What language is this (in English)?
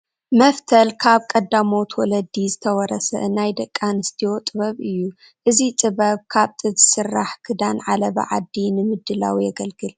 Tigrinya